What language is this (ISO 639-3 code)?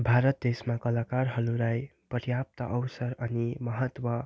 nep